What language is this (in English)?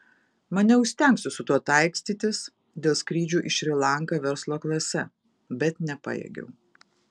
Lithuanian